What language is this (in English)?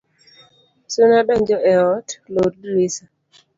Luo (Kenya and Tanzania)